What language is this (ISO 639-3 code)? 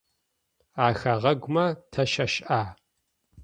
ady